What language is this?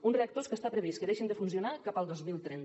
Catalan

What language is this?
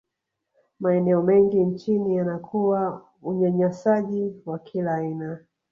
Swahili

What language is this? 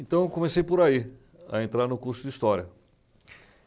Portuguese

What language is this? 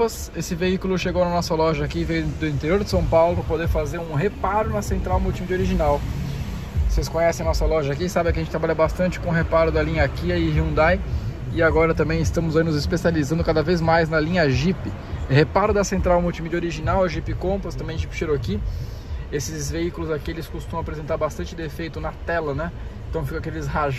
Portuguese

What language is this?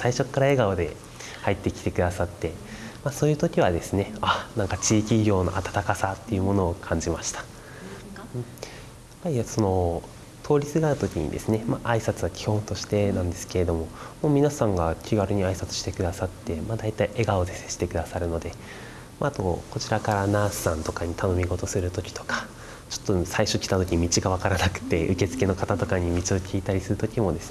Japanese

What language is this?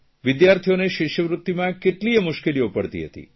Gujarati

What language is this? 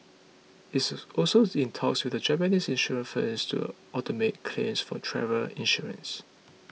English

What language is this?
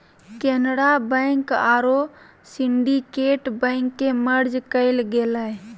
Magahi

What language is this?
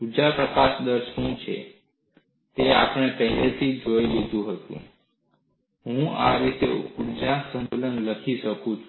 Gujarati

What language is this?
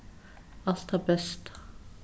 Faroese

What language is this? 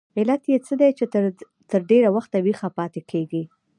Pashto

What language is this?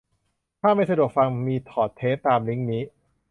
Thai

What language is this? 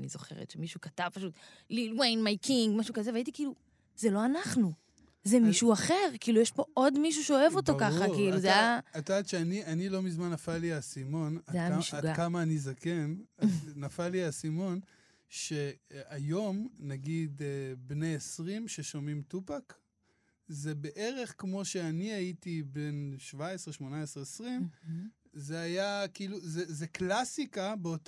Hebrew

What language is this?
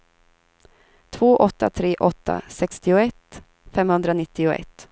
Swedish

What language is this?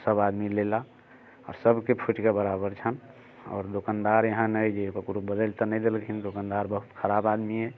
Maithili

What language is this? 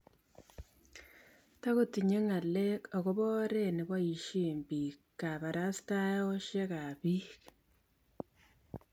Kalenjin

